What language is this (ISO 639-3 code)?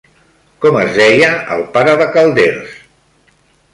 cat